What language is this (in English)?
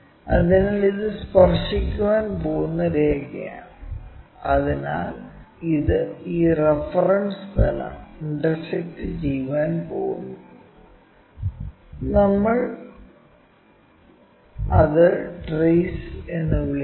Malayalam